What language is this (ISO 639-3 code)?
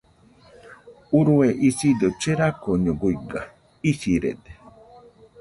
hux